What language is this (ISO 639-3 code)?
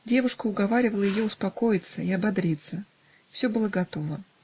rus